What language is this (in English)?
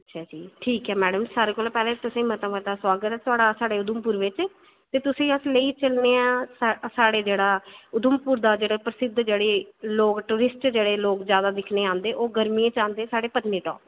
Dogri